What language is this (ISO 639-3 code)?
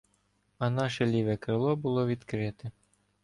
ukr